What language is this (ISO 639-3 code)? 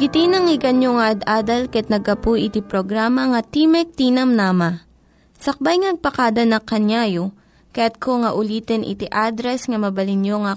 fil